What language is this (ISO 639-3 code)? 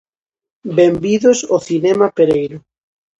glg